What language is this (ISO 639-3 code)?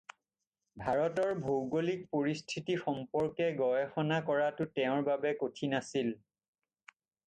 asm